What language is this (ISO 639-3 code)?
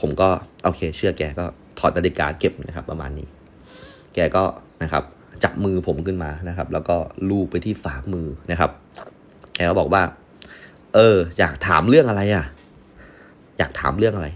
tha